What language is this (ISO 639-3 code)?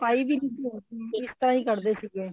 pan